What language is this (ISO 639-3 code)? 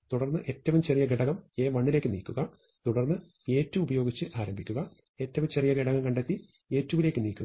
mal